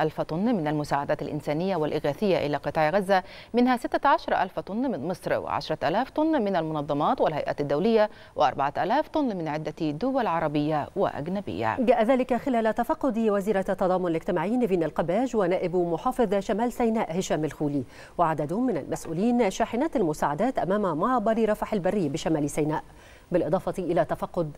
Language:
Arabic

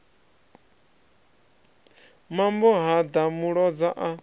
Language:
Venda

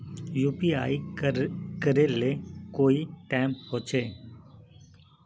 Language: Magahi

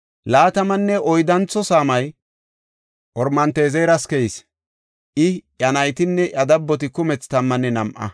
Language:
Gofa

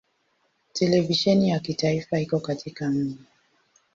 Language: Swahili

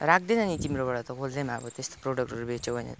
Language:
Nepali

